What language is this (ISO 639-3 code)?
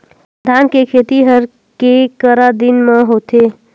hne